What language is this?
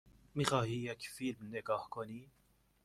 Persian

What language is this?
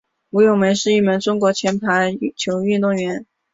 Chinese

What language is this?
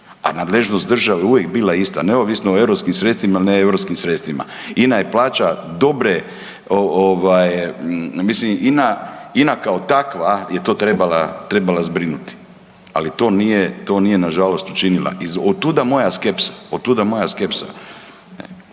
Croatian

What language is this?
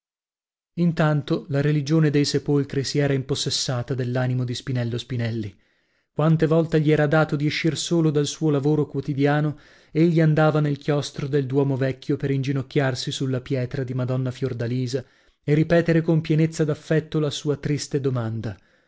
Italian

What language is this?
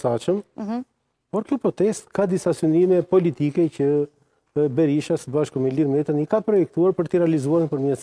Romanian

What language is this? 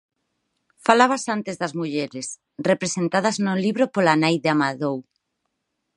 Galician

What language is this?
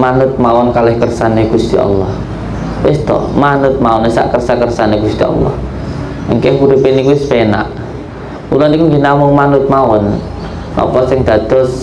Indonesian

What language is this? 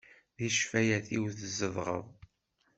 Kabyle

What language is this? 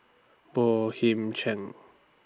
English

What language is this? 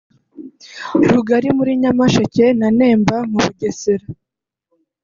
Kinyarwanda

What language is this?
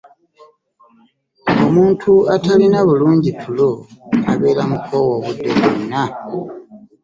Ganda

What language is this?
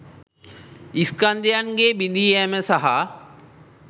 Sinhala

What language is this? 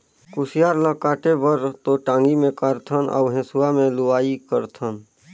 Chhattisgarhi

